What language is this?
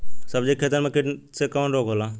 Bhojpuri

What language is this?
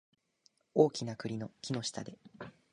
Japanese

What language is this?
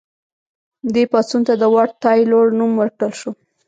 Pashto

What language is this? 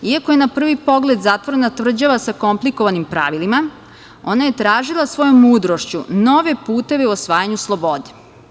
Serbian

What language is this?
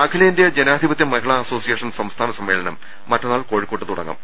Malayalam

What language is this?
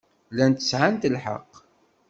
Kabyle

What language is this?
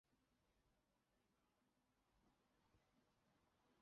Chinese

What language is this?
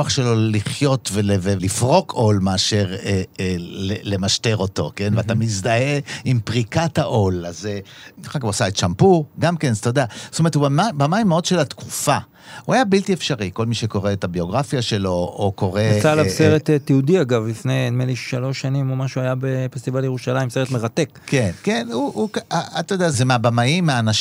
Hebrew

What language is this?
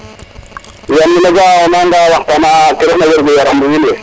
Serer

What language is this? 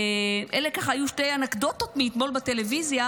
Hebrew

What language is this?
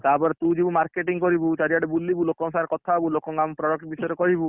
Odia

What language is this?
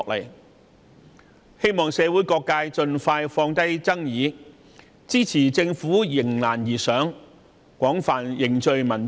Cantonese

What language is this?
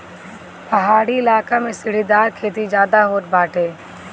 Bhojpuri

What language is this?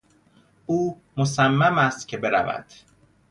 Persian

